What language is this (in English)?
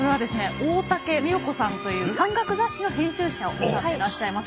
Japanese